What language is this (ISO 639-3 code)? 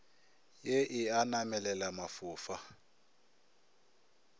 nso